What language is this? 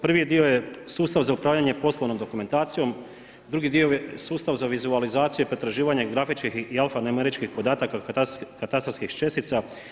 Croatian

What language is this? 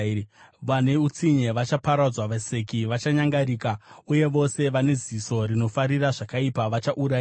Shona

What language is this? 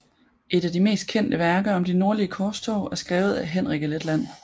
Danish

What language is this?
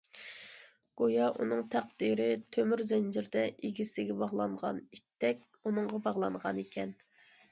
Uyghur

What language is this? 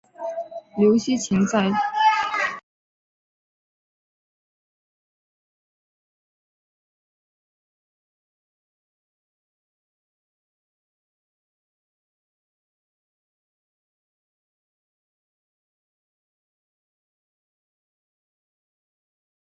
Chinese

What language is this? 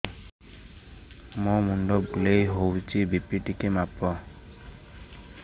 Odia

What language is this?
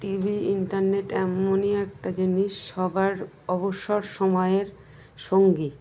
Bangla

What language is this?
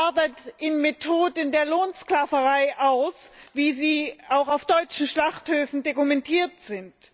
German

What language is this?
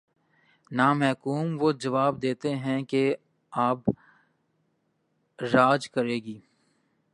Urdu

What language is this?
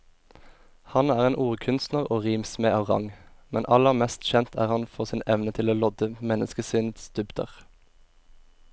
Norwegian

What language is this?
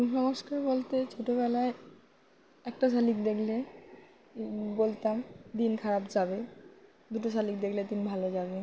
Bangla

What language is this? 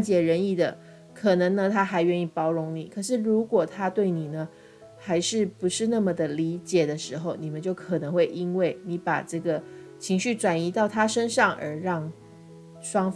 Chinese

